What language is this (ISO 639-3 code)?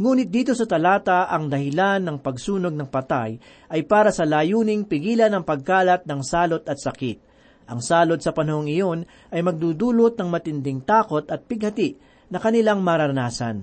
fil